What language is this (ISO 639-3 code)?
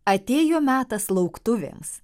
lit